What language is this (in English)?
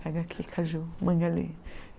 Portuguese